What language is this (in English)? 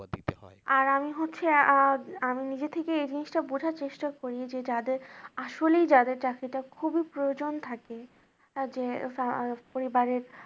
Bangla